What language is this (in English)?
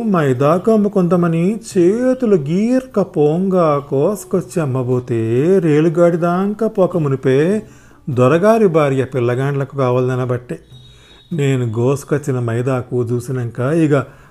Telugu